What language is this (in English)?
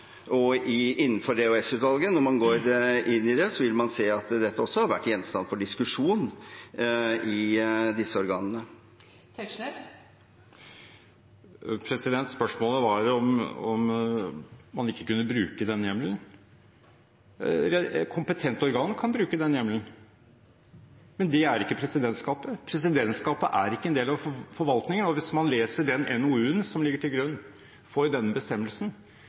Norwegian Bokmål